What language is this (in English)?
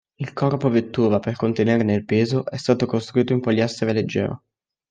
Italian